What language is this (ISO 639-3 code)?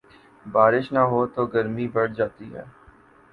urd